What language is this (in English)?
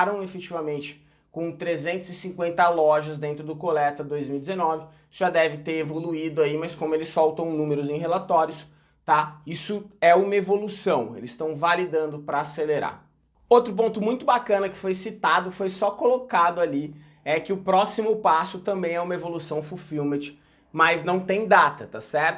Portuguese